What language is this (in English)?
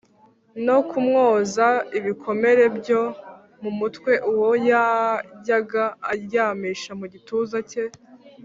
Kinyarwanda